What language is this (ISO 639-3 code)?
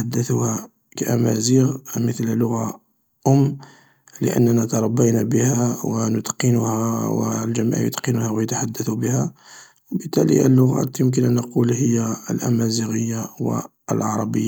arq